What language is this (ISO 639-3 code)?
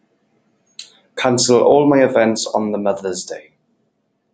eng